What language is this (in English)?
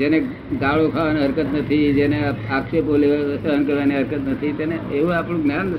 Gujarati